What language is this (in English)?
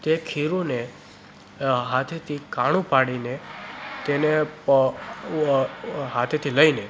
Gujarati